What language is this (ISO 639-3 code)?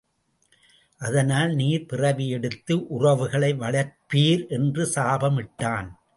tam